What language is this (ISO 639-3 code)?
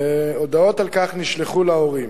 heb